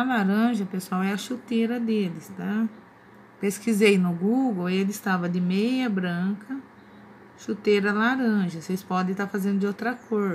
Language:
Portuguese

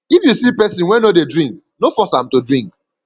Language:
Nigerian Pidgin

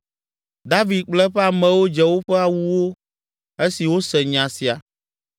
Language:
Ewe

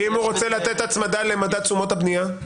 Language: Hebrew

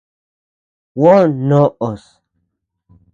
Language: Tepeuxila Cuicatec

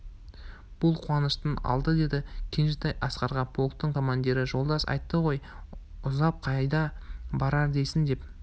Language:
Kazakh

